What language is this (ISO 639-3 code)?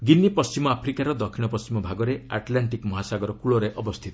ori